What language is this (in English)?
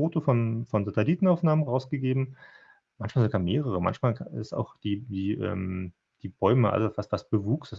German